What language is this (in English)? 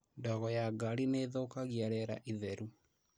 Kikuyu